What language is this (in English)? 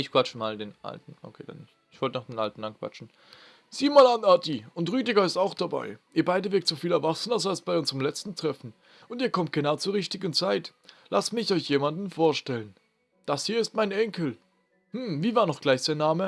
German